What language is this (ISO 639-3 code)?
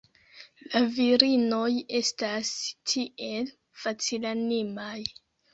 epo